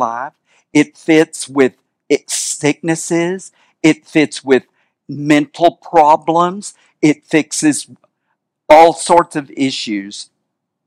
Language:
English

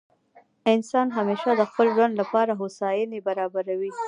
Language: Pashto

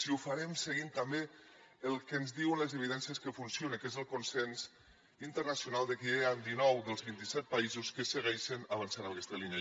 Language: Catalan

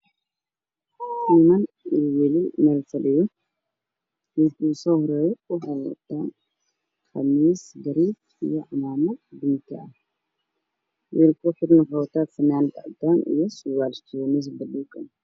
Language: Somali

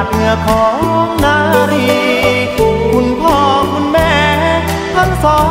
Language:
Thai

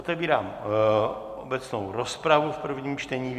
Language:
Czech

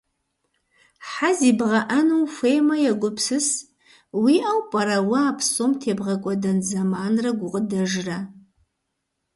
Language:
Kabardian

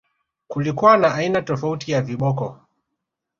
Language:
Swahili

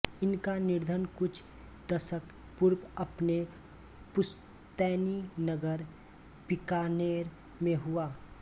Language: Hindi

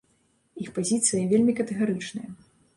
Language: Belarusian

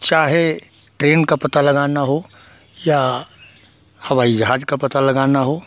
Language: Hindi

